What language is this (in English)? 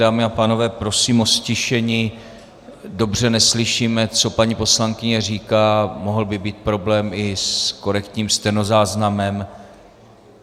Czech